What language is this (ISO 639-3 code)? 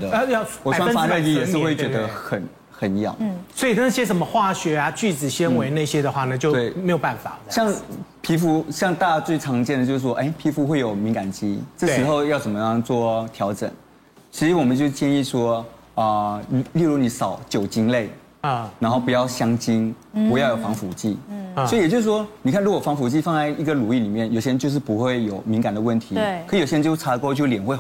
zho